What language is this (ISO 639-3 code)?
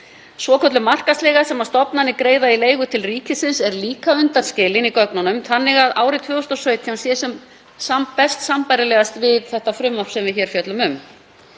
isl